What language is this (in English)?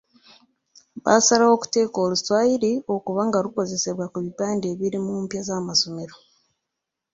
Ganda